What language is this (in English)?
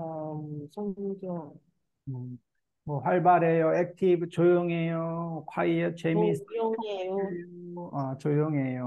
Korean